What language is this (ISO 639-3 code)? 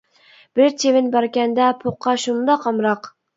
uig